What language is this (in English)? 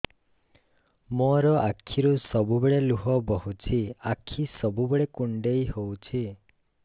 Odia